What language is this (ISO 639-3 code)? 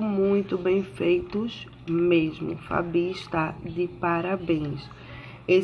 por